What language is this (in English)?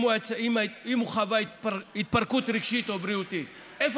Hebrew